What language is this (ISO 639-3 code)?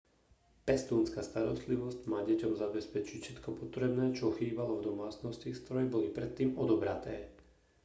slk